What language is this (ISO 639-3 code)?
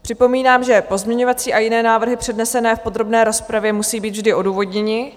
ces